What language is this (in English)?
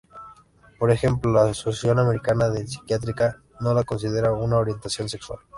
Spanish